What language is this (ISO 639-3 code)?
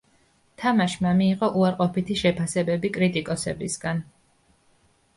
kat